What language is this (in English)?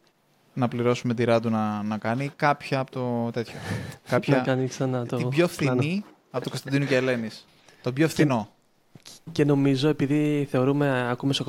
Greek